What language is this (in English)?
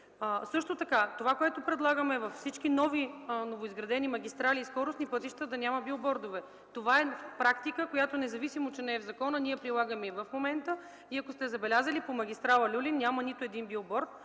Bulgarian